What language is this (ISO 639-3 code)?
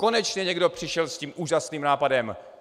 ces